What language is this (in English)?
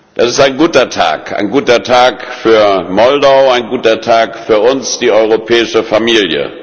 German